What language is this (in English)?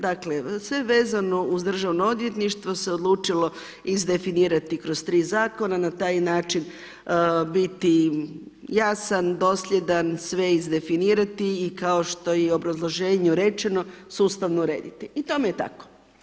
Croatian